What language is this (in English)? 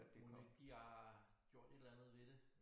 Danish